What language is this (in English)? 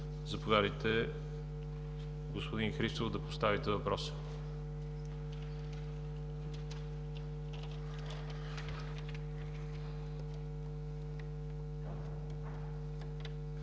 Bulgarian